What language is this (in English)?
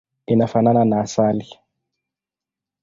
Swahili